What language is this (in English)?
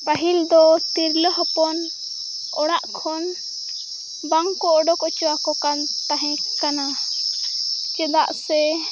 Santali